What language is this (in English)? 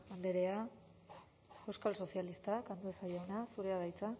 Basque